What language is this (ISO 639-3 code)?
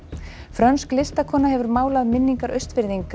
isl